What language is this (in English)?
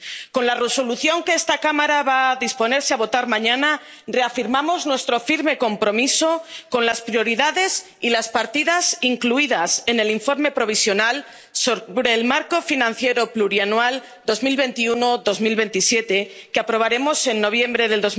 Spanish